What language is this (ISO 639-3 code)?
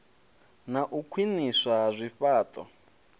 ven